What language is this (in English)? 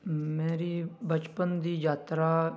Punjabi